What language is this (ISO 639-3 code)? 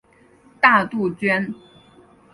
zho